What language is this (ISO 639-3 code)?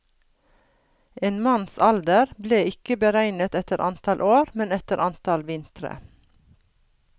nor